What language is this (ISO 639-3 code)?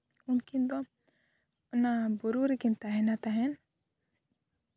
sat